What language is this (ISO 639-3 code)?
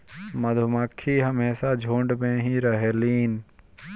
bho